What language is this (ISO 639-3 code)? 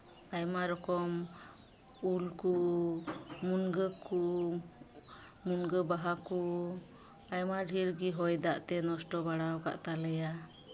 sat